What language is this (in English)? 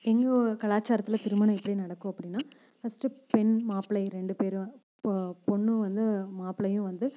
Tamil